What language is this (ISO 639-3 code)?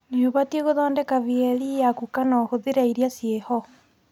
kik